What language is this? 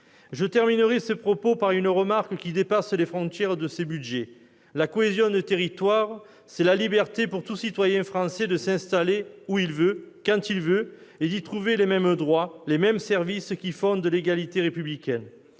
French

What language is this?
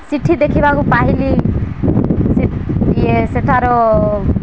Odia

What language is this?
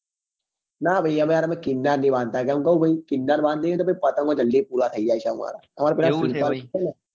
Gujarati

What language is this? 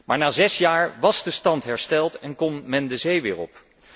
Dutch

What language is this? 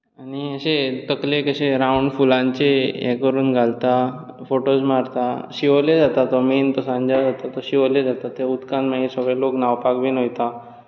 Konkani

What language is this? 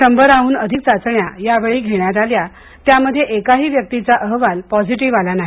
Marathi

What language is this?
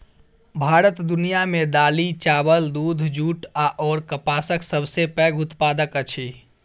Maithili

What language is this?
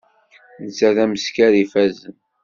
Kabyle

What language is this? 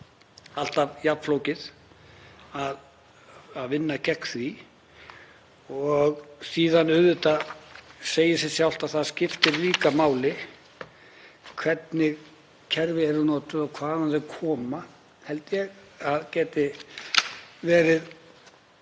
Icelandic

